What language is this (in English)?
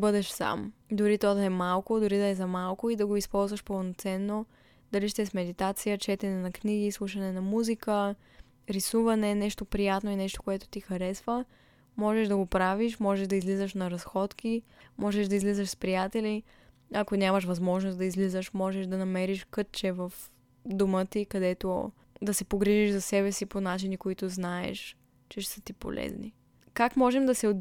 Bulgarian